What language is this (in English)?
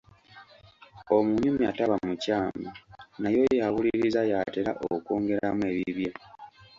Ganda